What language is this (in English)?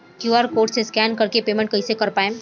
Bhojpuri